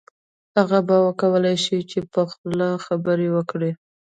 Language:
Pashto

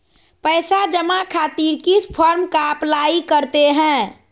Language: Magahi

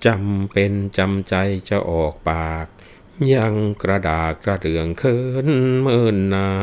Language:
Thai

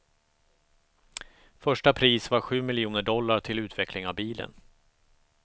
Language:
Swedish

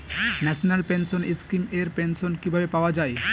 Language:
Bangla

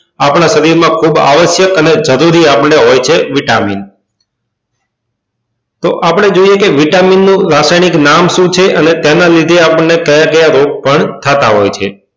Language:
Gujarati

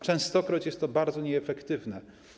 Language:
Polish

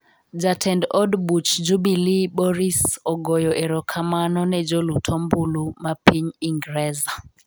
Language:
Luo (Kenya and Tanzania)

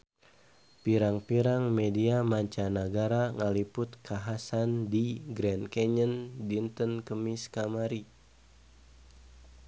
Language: Sundanese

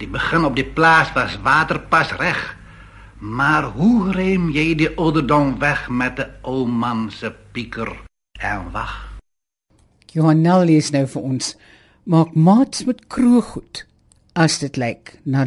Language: Dutch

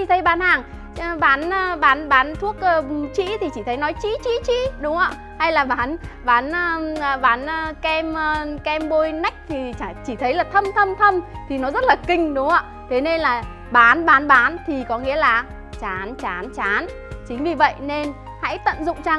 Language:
Vietnamese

